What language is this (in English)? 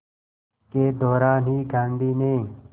Hindi